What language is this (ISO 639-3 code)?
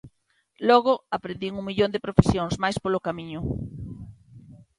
glg